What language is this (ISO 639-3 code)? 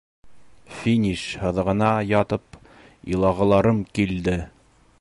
bak